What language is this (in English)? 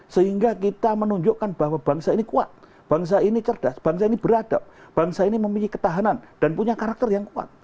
Indonesian